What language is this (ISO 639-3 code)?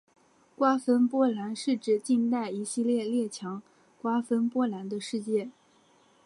zho